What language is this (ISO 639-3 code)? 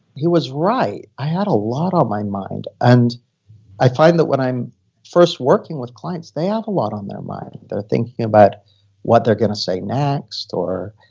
eng